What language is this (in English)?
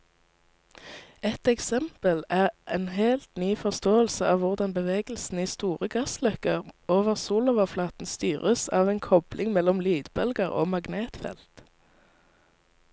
Norwegian